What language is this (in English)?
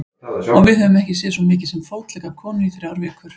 Icelandic